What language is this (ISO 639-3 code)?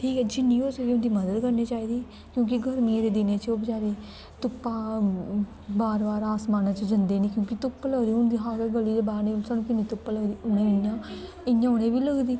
doi